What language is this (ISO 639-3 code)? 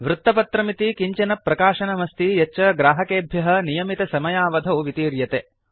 san